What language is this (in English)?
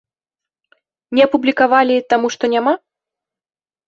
Belarusian